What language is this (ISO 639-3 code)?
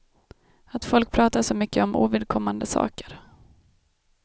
swe